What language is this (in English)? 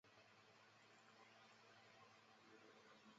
Chinese